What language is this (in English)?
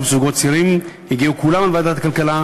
Hebrew